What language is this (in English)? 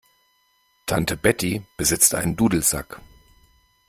German